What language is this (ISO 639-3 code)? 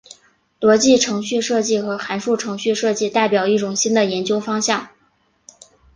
zho